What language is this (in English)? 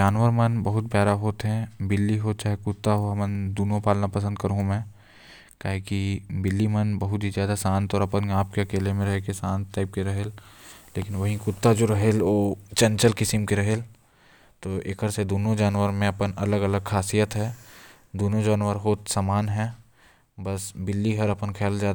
Korwa